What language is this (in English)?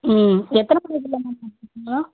Tamil